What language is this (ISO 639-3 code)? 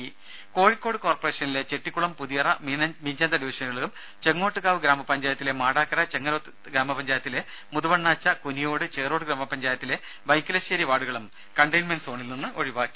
mal